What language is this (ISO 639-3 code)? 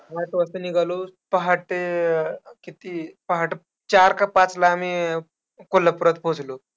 mar